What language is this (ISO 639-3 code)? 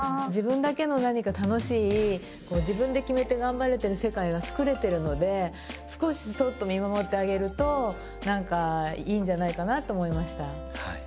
jpn